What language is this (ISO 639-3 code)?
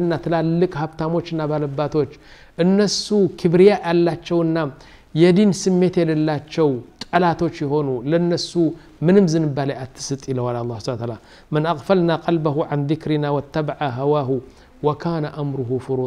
ara